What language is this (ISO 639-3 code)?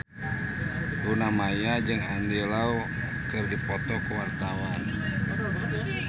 sun